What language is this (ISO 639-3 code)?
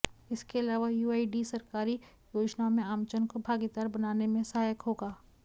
hin